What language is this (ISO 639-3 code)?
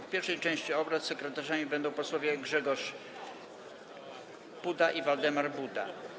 pol